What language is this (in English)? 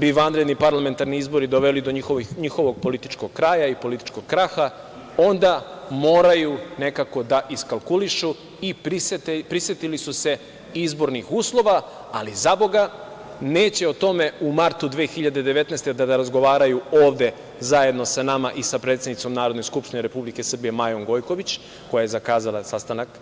Serbian